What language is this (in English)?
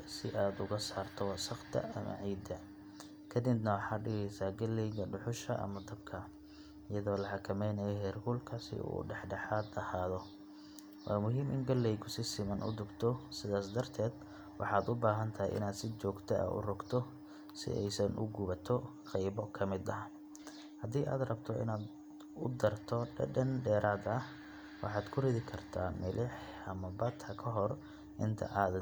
Somali